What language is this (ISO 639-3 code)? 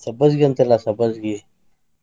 kan